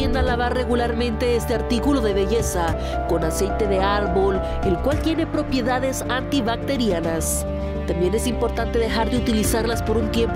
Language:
Spanish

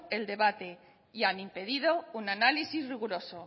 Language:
Spanish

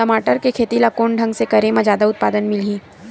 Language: Chhattisgarhi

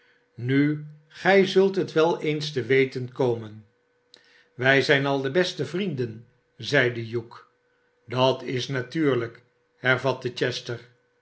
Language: Dutch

